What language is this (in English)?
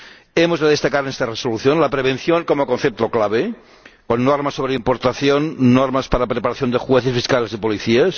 Spanish